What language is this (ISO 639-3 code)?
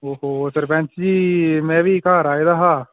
doi